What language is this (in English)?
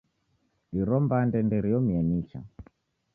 Taita